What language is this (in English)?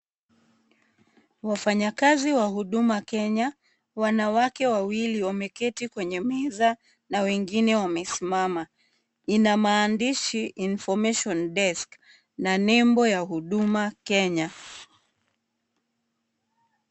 Swahili